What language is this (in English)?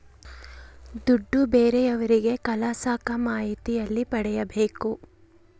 Kannada